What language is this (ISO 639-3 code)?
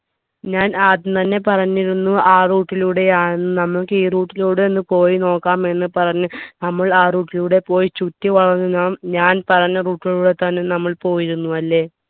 mal